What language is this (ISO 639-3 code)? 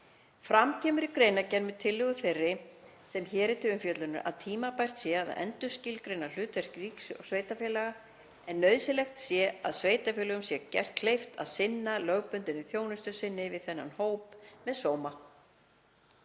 isl